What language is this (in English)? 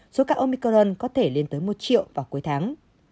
Vietnamese